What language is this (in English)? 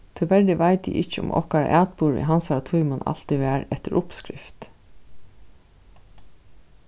Faroese